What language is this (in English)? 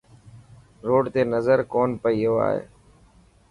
Dhatki